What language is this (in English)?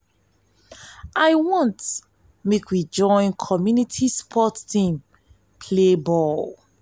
Nigerian Pidgin